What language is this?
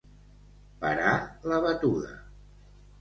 Catalan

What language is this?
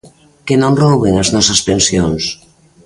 Galician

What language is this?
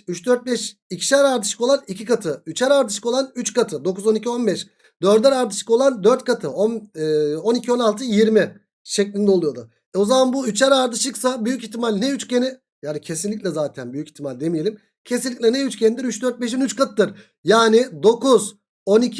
Turkish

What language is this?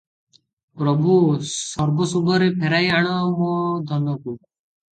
Odia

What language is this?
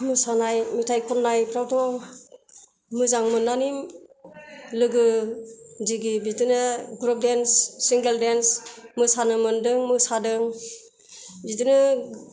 Bodo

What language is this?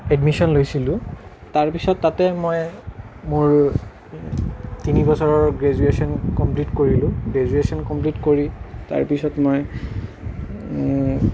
Assamese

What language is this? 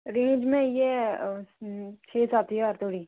Dogri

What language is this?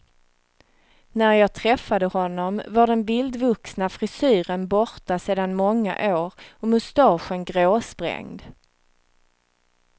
Swedish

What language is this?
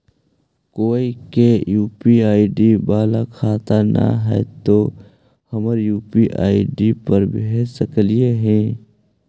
Magahi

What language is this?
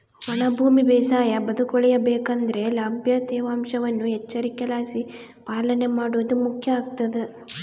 Kannada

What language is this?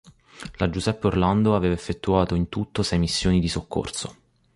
Italian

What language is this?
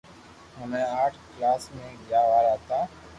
Loarki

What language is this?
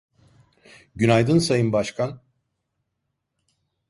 Turkish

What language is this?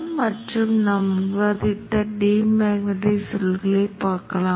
Tamil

